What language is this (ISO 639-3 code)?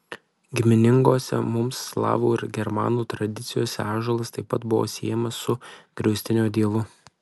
lit